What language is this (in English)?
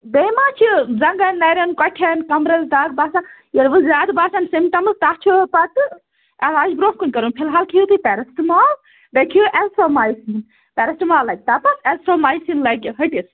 Kashmiri